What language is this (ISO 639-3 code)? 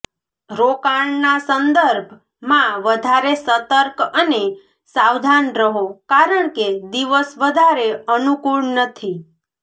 guj